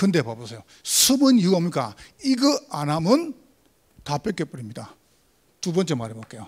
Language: Korean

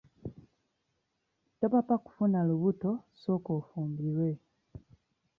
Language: Ganda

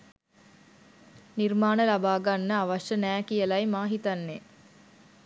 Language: Sinhala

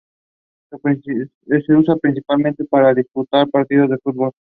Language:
Spanish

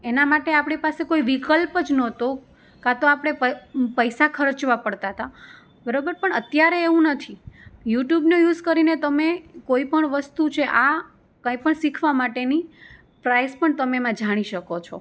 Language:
Gujarati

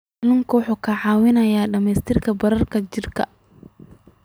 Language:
Somali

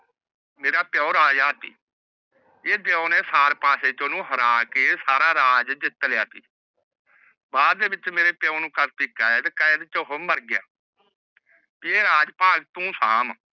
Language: Punjabi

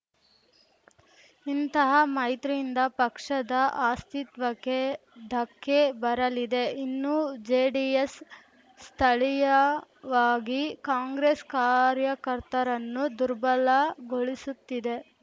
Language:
Kannada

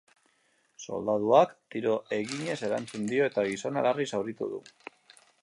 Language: Basque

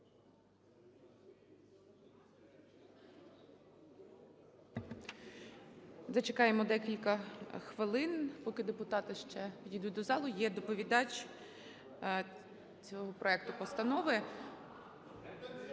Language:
Ukrainian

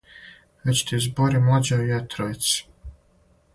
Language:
Serbian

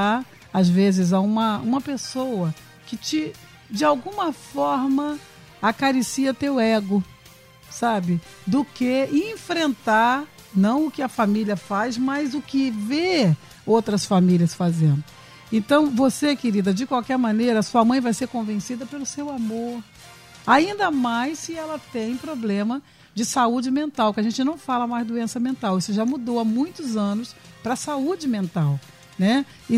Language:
Portuguese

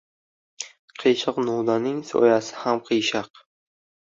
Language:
Uzbek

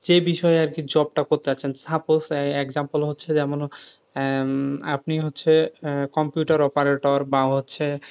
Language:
Bangla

